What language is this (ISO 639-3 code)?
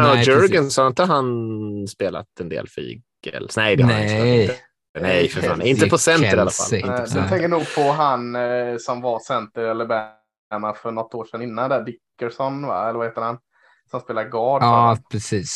swe